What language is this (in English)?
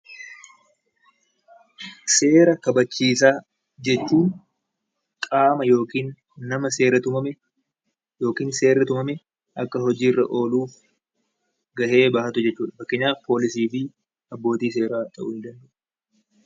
Oromo